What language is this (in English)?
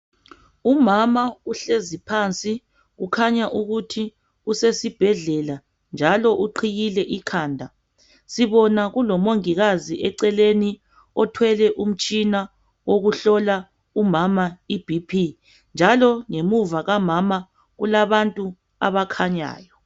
North Ndebele